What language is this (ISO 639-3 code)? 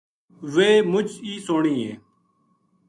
gju